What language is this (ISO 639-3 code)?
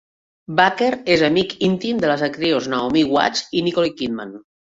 cat